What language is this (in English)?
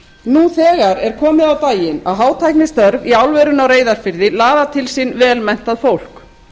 Icelandic